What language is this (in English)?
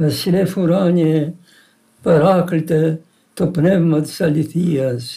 Greek